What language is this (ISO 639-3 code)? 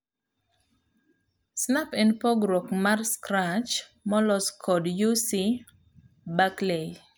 luo